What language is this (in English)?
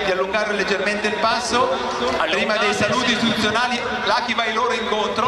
Italian